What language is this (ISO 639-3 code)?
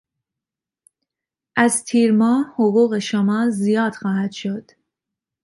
fas